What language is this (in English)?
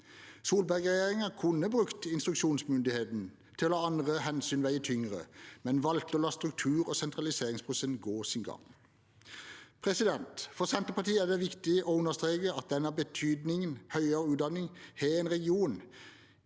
Norwegian